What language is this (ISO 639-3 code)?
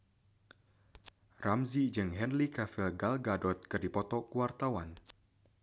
sun